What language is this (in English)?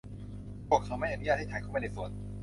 Thai